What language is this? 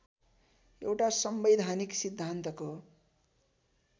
Nepali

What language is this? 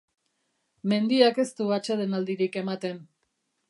Basque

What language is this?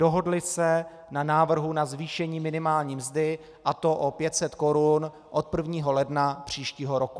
Czech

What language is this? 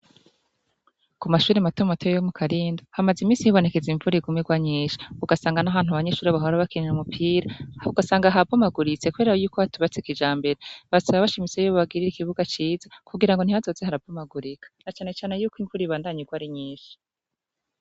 Rundi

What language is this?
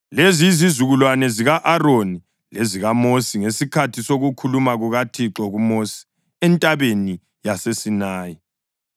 North Ndebele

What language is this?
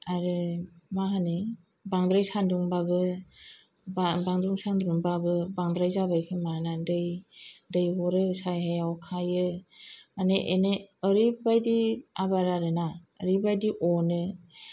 Bodo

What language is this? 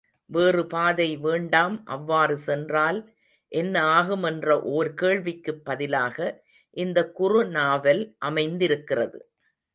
Tamil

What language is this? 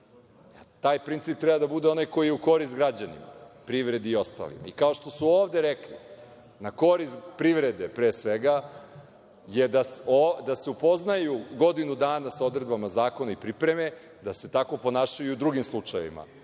Serbian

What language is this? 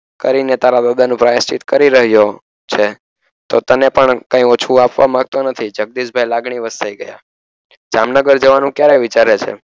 Gujarati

